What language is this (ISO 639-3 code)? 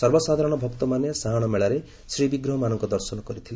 ori